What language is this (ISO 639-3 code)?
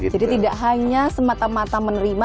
ind